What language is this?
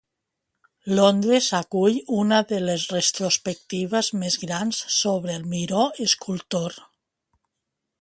Catalan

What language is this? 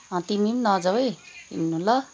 Nepali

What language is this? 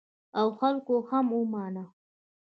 Pashto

